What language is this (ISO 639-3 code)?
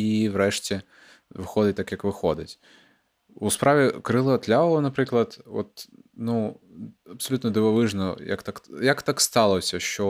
ukr